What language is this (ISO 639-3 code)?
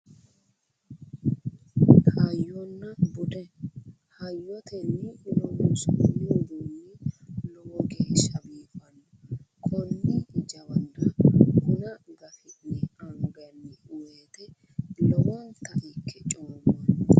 sid